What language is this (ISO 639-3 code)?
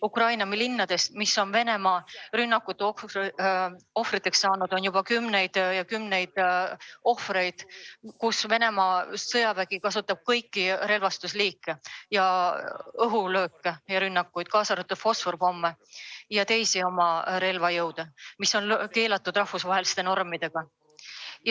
est